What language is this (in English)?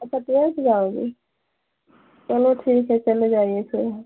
Hindi